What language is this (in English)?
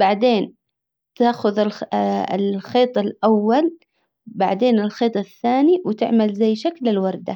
Hijazi Arabic